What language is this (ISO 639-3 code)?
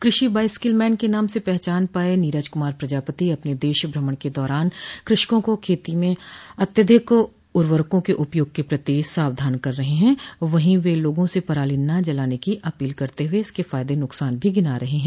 hin